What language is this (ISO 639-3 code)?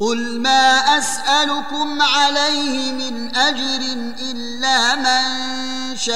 ara